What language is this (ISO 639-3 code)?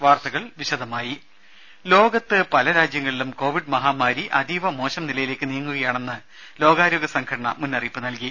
mal